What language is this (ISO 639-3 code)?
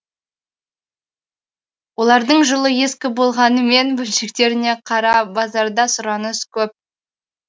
kaz